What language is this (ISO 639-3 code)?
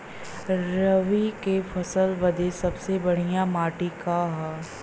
bho